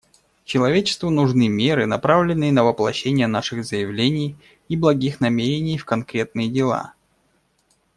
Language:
Russian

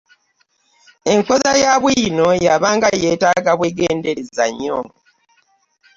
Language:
Ganda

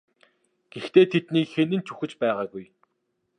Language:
Mongolian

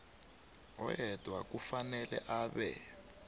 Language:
South Ndebele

